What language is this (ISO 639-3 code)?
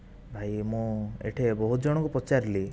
ori